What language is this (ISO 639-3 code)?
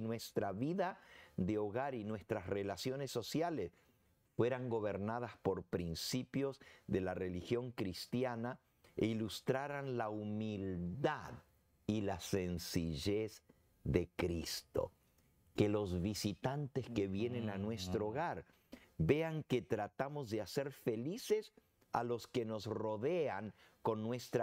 spa